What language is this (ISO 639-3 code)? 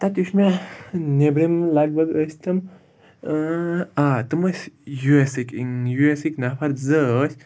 kas